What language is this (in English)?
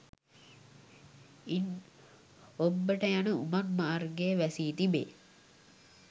Sinhala